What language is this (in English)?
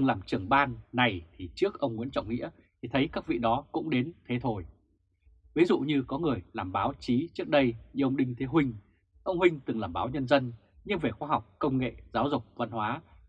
Vietnamese